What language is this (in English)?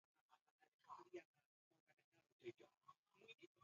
Swahili